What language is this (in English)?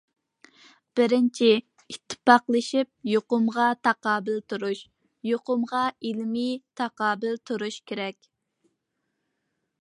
Uyghur